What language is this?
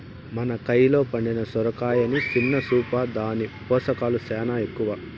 Telugu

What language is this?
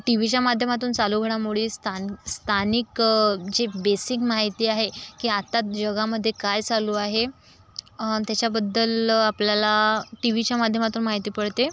Marathi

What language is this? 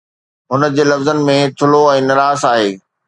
Sindhi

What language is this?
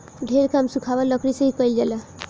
Bhojpuri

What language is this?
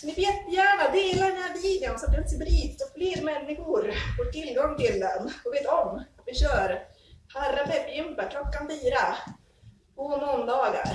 Swedish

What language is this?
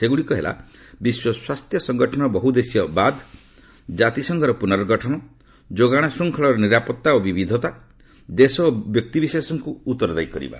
Odia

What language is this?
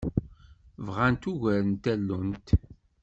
Kabyle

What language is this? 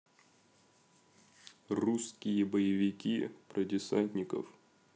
Russian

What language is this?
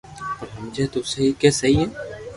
Loarki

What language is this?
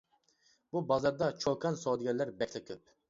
Uyghur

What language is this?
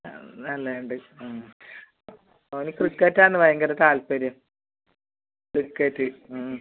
Malayalam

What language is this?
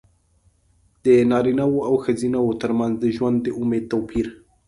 Pashto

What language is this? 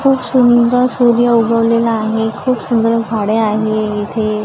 Marathi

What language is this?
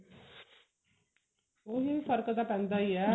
Punjabi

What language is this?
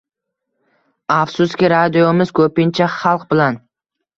Uzbek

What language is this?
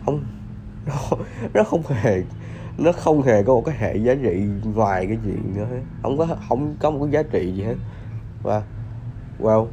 Vietnamese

